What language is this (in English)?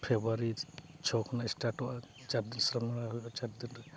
Santali